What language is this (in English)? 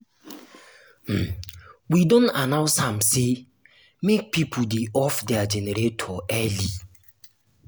Nigerian Pidgin